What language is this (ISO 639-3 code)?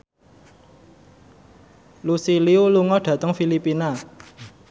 jav